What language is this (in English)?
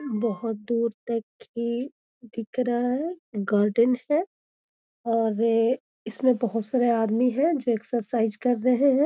Magahi